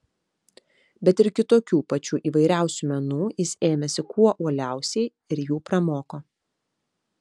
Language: Lithuanian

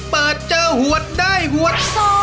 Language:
Thai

